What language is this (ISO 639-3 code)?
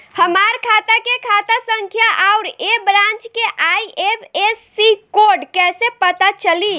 bho